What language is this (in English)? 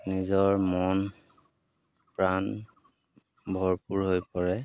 Assamese